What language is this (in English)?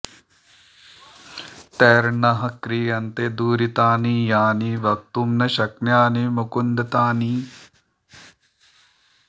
Sanskrit